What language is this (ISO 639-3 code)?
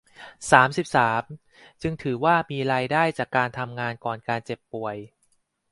tha